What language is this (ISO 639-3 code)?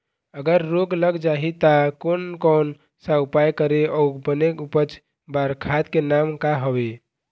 hne